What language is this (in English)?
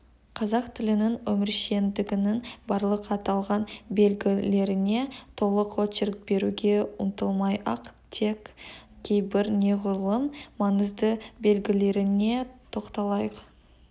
Kazakh